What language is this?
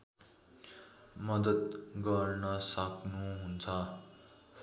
Nepali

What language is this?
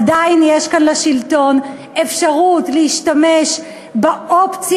Hebrew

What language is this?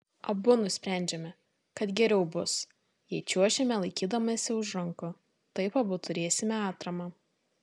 Lithuanian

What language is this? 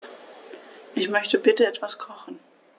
German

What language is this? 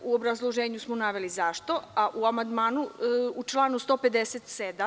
Serbian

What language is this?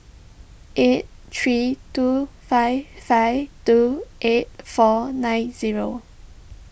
English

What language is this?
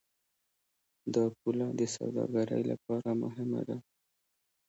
Pashto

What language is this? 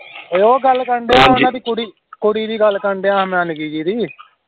Punjabi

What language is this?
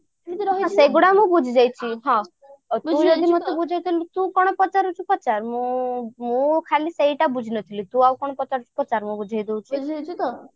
Odia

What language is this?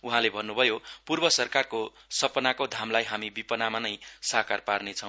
Nepali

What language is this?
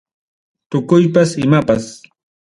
Ayacucho Quechua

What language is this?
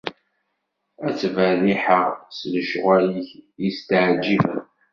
Kabyle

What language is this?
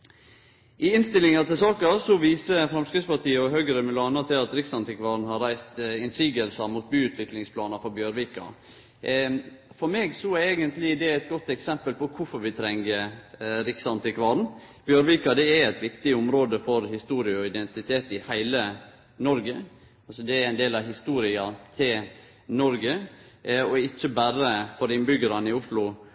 Norwegian Nynorsk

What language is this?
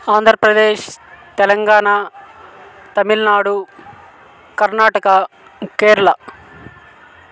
Telugu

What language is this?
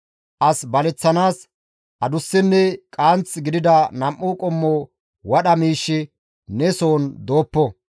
Gamo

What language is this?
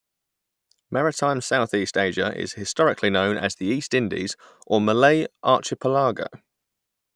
English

